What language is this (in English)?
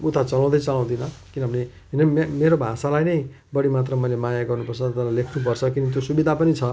Nepali